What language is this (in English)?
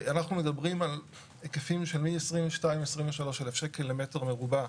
Hebrew